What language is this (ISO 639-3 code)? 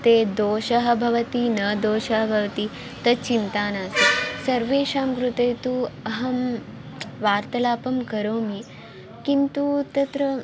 san